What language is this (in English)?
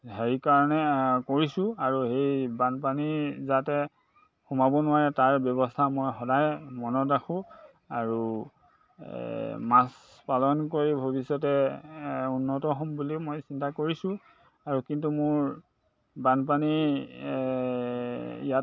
Assamese